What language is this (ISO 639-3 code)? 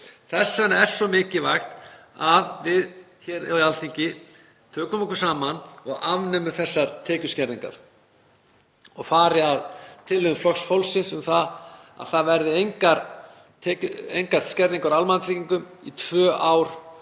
isl